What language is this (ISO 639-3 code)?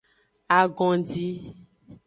ajg